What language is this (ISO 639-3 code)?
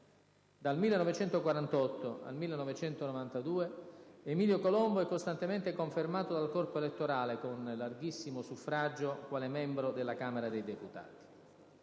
ita